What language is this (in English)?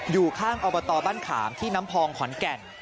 Thai